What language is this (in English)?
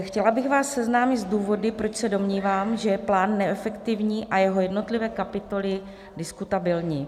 Czech